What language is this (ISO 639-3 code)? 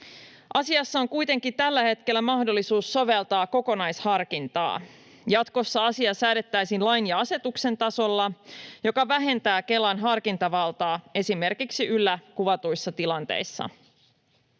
fin